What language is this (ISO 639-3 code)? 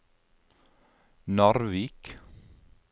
nor